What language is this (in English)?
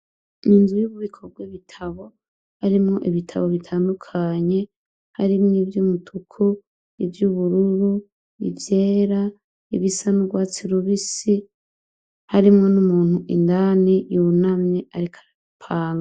Rundi